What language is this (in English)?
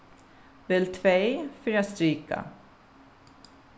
Faroese